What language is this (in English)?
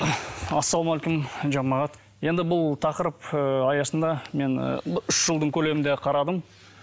Kazakh